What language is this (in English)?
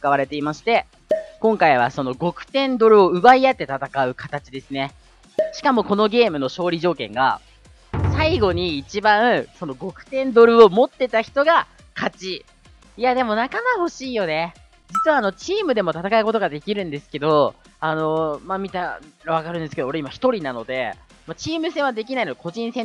Japanese